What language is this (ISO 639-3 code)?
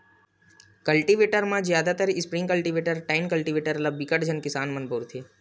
hne